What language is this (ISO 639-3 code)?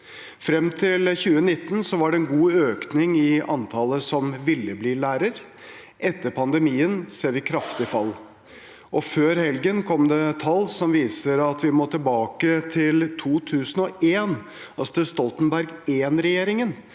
nor